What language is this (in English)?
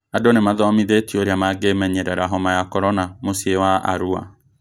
Kikuyu